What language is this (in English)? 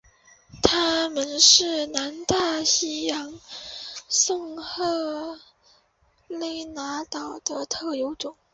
Chinese